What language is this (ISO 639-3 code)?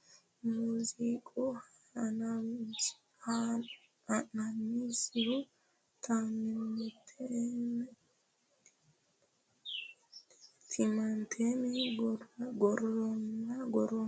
sid